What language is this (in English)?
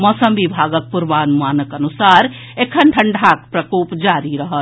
Maithili